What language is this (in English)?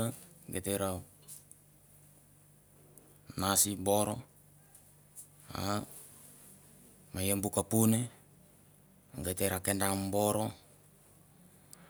Mandara